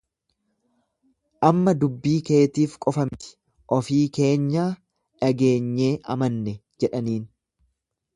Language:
Oromo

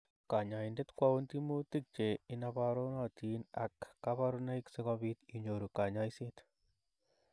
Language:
Kalenjin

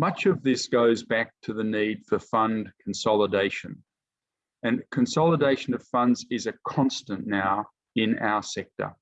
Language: English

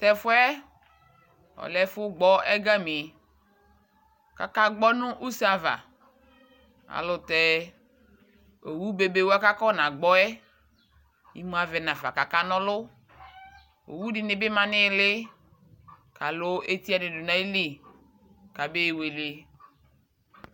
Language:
Ikposo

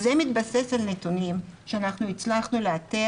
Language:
Hebrew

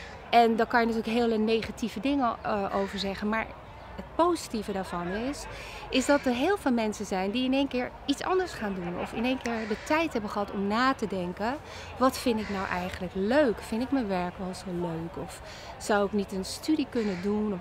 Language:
Dutch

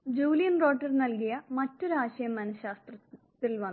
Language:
Malayalam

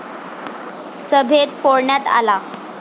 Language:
Marathi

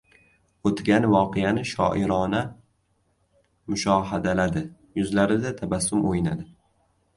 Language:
Uzbek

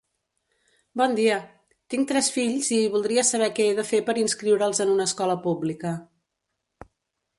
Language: Catalan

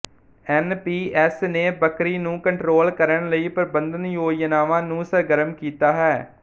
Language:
Punjabi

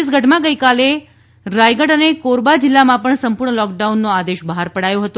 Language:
Gujarati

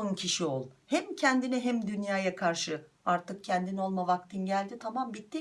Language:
Turkish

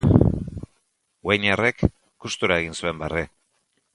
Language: Basque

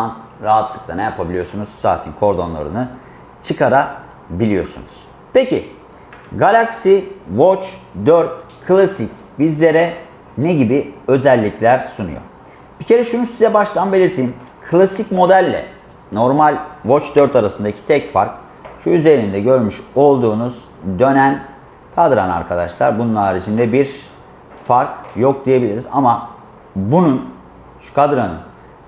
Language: Turkish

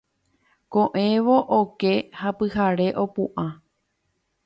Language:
Guarani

